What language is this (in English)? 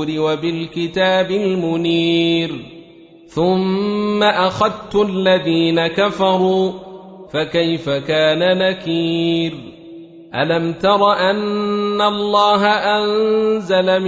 Arabic